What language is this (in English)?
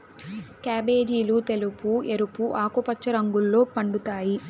Telugu